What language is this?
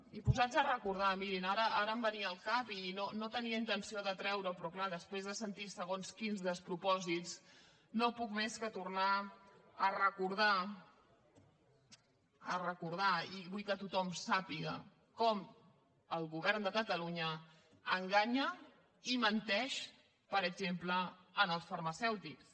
Catalan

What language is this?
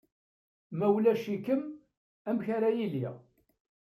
Kabyle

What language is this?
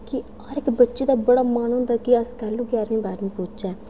Dogri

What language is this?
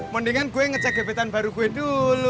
Indonesian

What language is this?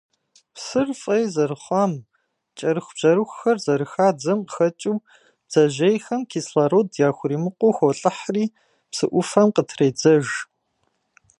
Kabardian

